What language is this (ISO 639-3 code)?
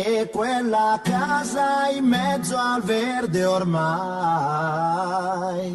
fas